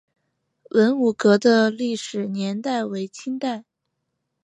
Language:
Chinese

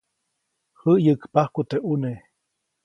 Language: Copainalá Zoque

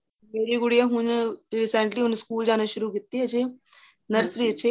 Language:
Punjabi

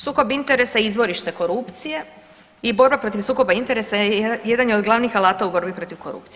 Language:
Croatian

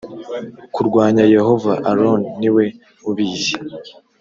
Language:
Kinyarwanda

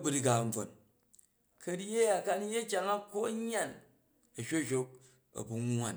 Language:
Jju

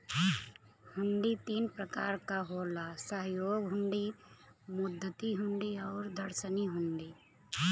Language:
Bhojpuri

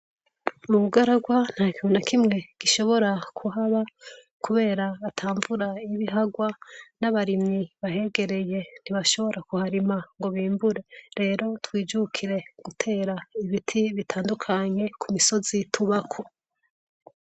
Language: Rundi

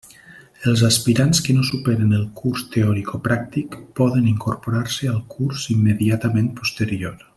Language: Catalan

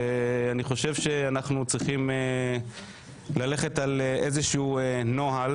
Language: Hebrew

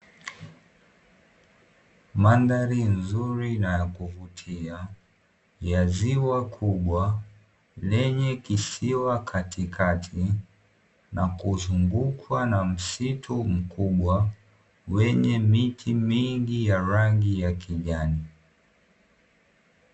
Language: Swahili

